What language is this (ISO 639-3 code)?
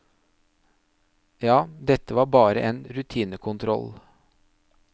nor